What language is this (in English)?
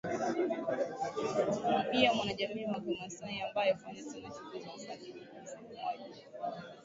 Swahili